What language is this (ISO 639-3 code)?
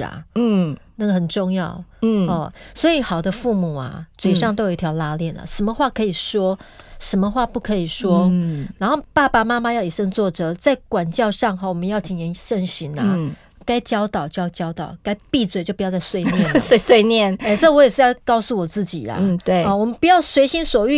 zho